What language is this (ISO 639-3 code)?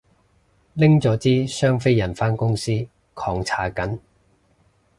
yue